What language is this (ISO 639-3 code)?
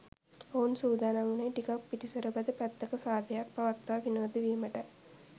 sin